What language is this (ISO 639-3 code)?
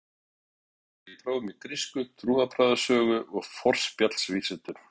isl